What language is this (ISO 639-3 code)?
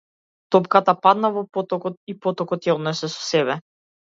mkd